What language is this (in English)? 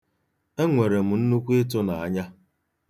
Igbo